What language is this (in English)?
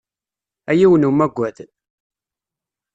Kabyle